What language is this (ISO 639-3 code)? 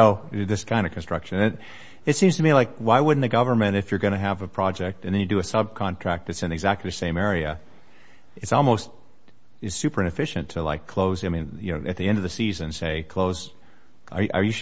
eng